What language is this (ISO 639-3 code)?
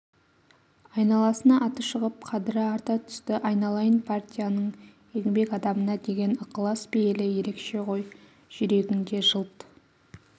kaz